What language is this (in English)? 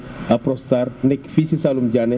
Wolof